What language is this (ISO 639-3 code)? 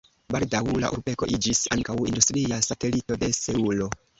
epo